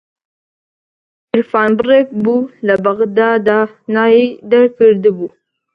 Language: Central Kurdish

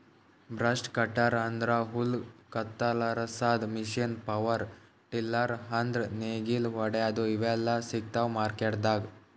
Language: Kannada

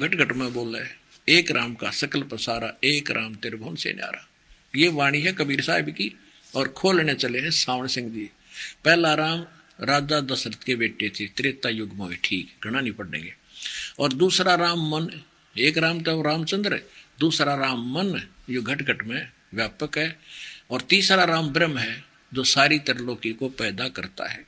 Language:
Hindi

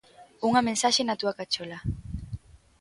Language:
Galician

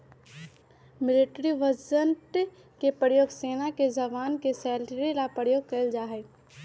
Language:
Magahi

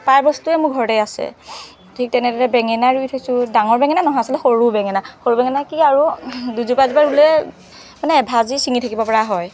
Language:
Assamese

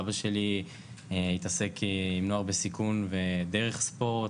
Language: Hebrew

